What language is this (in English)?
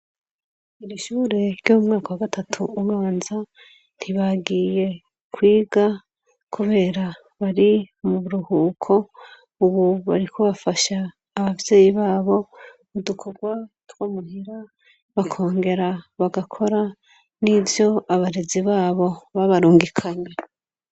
Rundi